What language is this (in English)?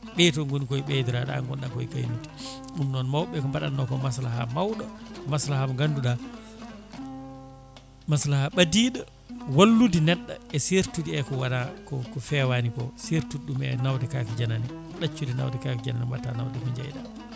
Fula